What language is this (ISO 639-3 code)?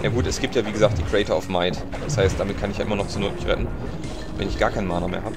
deu